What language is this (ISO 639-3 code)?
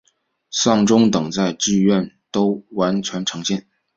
zho